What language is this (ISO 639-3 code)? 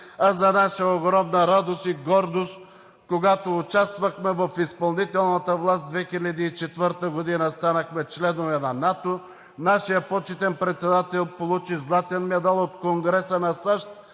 bul